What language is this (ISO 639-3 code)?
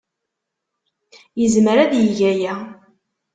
kab